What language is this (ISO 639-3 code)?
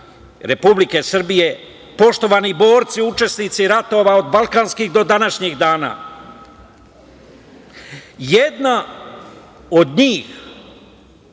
srp